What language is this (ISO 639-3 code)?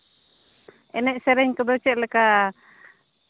sat